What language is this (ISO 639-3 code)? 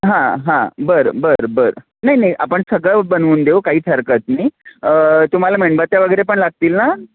mar